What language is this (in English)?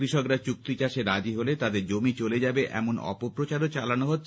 Bangla